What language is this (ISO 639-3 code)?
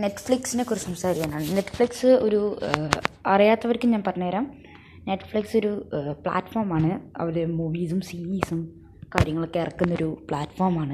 mal